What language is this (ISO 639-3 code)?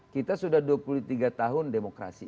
ind